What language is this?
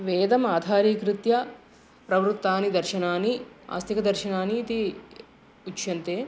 Sanskrit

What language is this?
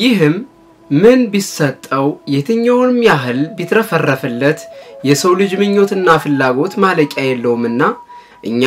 Arabic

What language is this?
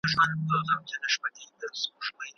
Pashto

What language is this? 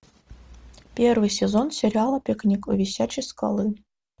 Russian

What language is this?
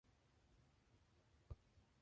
English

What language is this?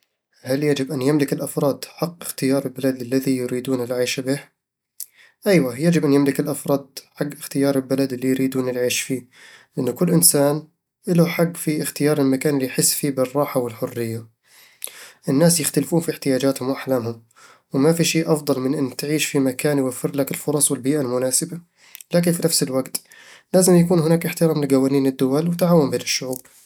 Eastern Egyptian Bedawi Arabic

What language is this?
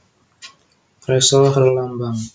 Javanese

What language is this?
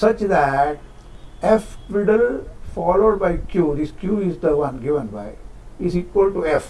English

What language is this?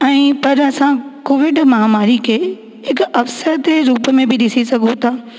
Sindhi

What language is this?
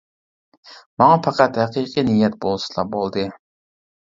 Uyghur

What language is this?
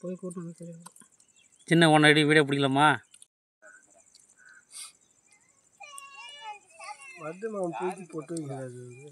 Tamil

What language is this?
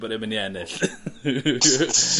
Welsh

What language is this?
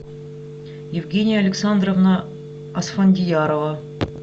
Russian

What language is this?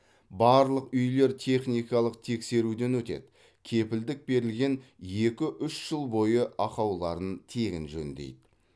Kazakh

